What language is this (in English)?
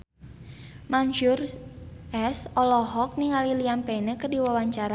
Sundanese